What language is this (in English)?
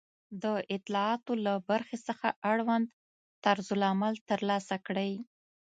Pashto